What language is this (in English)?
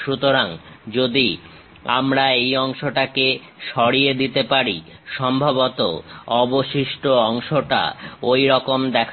Bangla